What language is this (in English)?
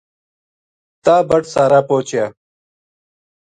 Gujari